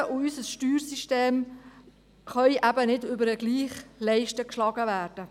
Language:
Swiss German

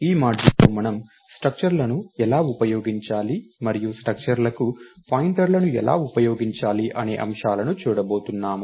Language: Telugu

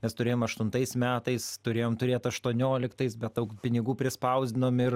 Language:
Lithuanian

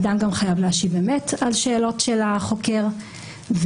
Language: Hebrew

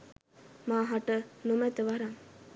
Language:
Sinhala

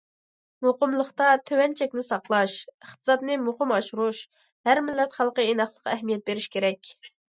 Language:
Uyghur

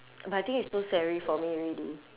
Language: English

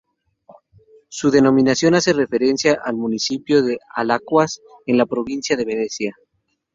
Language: Spanish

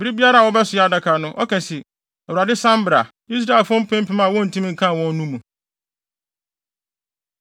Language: Akan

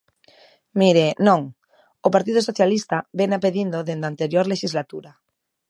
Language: Galician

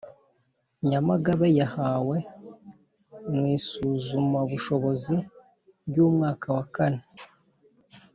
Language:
Kinyarwanda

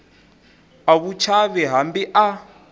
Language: Tsonga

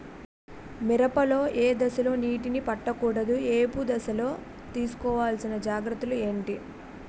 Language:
Telugu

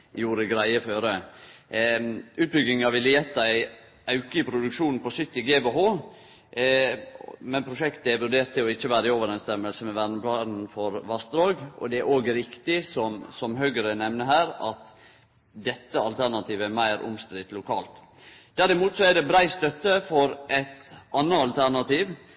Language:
Norwegian Nynorsk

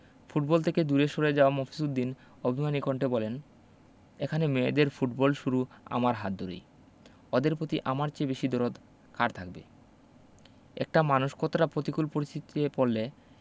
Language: Bangla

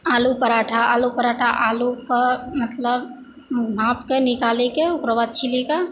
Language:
Maithili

